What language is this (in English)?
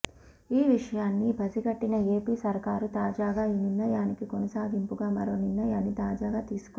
Telugu